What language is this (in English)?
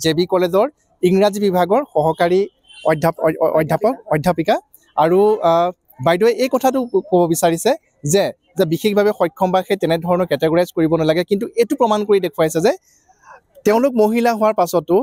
Bangla